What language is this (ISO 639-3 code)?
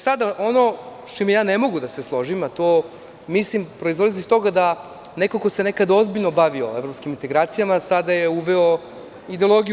srp